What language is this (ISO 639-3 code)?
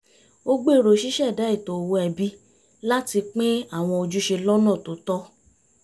yor